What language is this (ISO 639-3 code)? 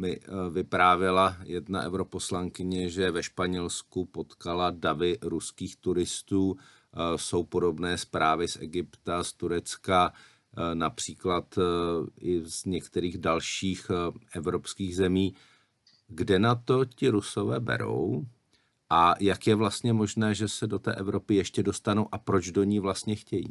ces